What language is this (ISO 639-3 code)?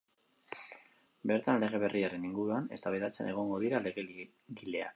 eus